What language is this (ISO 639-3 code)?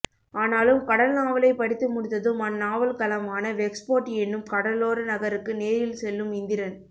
tam